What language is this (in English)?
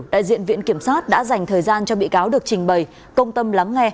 Vietnamese